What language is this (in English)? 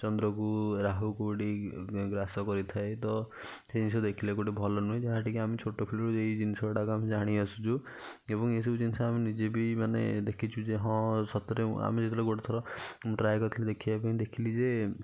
Odia